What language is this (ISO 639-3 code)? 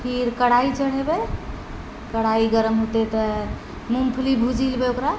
mai